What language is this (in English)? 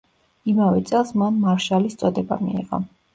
Georgian